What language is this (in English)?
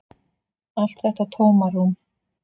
Icelandic